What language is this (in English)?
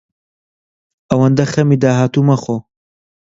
Central Kurdish